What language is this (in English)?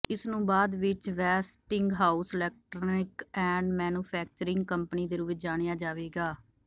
Punjabi